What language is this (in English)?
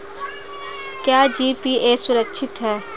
Hindi